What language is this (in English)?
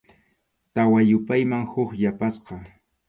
Arequipa-La Unión Quechua